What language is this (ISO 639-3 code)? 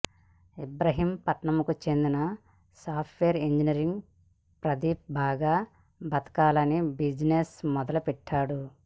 tel